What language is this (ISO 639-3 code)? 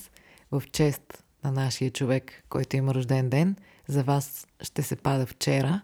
bul